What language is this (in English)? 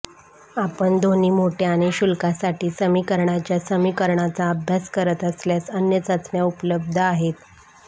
Marathi